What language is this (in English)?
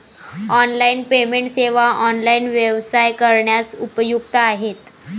Marathi